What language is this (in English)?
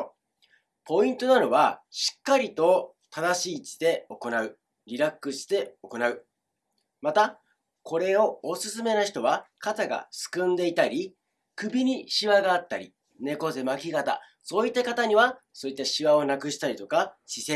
Japanese